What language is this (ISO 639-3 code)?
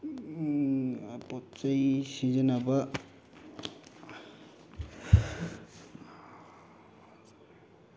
mni